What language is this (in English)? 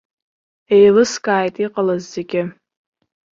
Abkhazian